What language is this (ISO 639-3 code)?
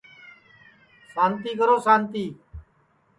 ssi